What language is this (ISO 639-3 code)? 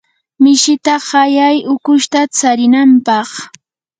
qur